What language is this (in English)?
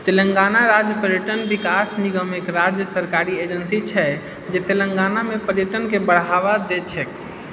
Maithili